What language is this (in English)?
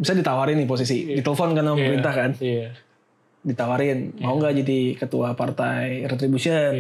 Indonesian